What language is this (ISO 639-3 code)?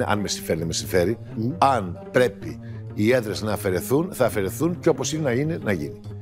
ell